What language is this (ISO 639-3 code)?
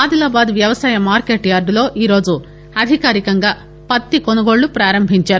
tel